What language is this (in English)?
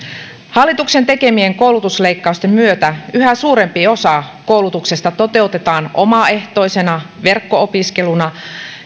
Finnish